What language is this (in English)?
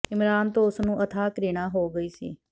Punjabi